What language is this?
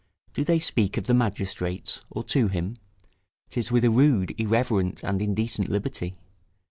English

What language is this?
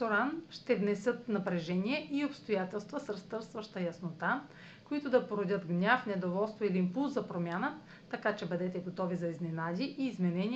Bulgarian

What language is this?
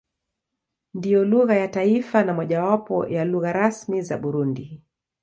Swahili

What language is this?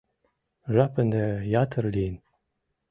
Mari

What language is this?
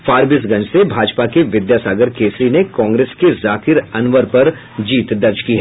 Hindi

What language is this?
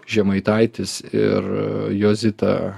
Lithuanian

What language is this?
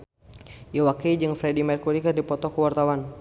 Sundanese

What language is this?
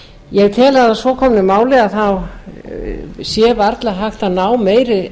Icelandic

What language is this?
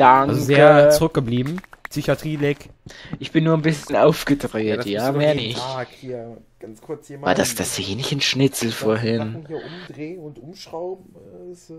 German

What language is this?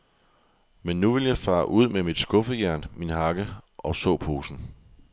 Danish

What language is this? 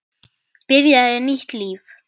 Icelandic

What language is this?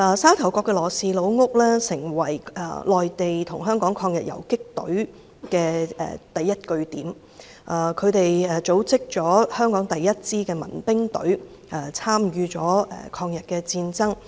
Cantonese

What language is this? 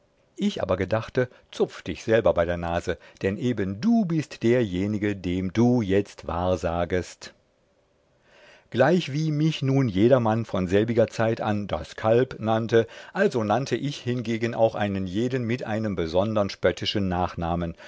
German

